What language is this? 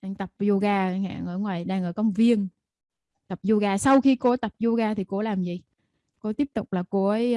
Vietnamese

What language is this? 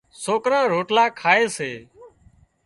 Wadiyara Koli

